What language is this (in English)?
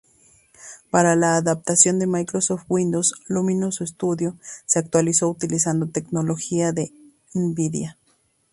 Spanish